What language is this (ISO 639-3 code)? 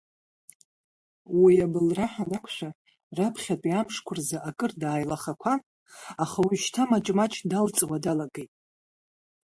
abk